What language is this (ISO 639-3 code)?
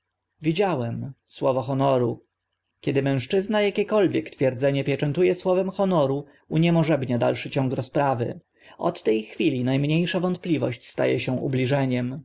pol